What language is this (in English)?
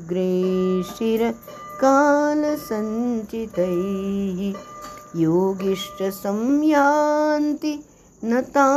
Hindi